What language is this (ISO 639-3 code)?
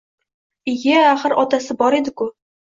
uzb